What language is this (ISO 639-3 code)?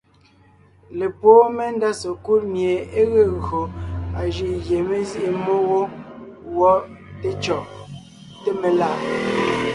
nnh